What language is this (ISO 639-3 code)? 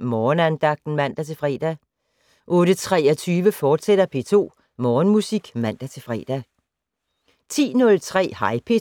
dan